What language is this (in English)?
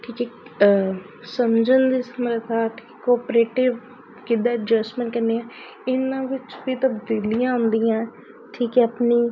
Punjabi